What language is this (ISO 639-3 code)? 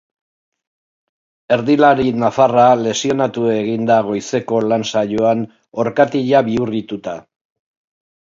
eus